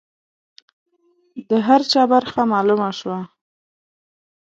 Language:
Pashto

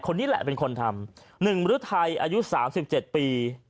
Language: Thai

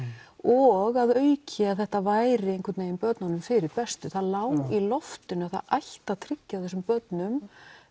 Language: Icelandic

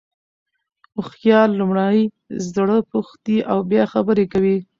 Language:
Pashto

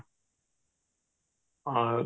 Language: Odia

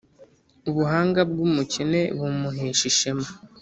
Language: Kinyarwanda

